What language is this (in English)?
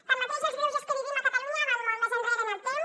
Catalan